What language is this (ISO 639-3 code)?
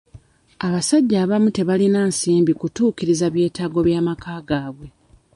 lug